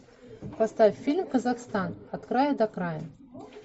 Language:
Russian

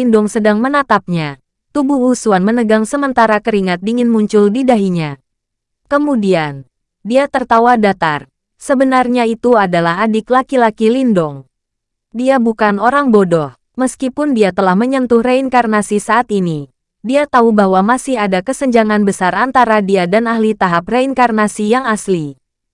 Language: Indonesian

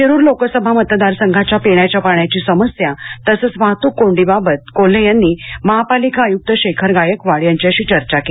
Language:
Marathi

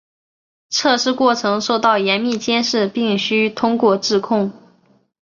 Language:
Chinese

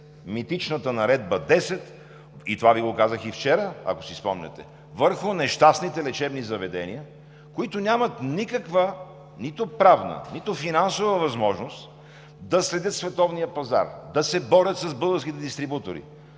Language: Bulgarian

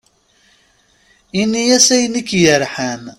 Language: Kabyle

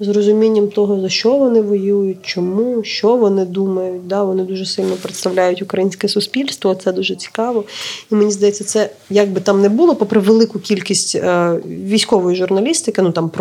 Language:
Ukrainian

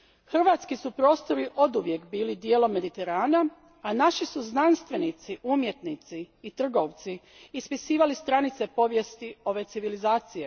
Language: Croatian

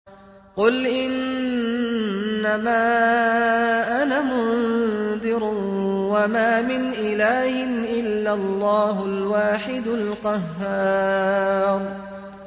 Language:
Arabic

